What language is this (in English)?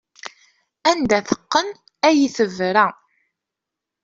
Kabyle